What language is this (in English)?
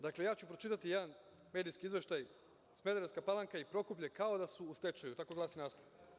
Serbian